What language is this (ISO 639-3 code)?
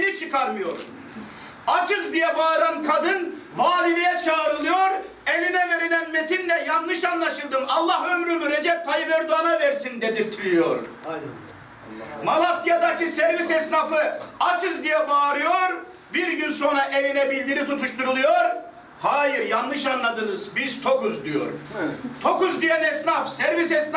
tur